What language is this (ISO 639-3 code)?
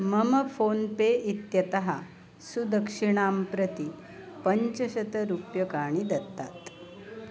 san